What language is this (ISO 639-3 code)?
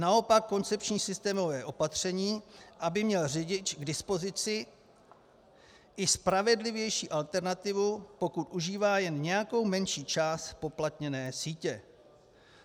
ces